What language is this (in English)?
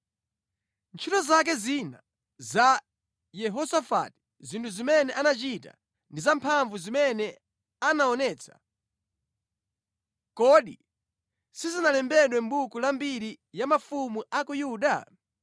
Nyanja